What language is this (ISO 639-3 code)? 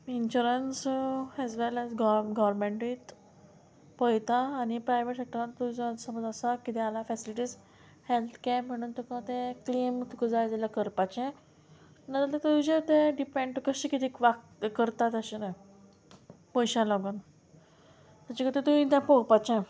kok